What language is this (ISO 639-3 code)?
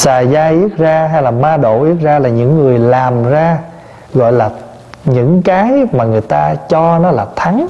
vie